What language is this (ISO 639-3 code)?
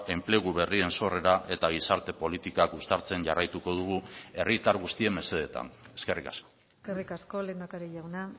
eus